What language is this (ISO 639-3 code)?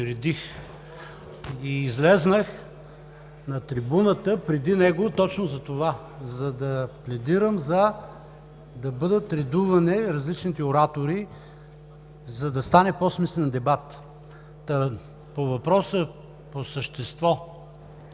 bul